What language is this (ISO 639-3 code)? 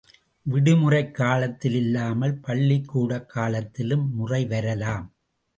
tam